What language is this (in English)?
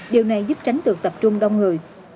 Vietnamese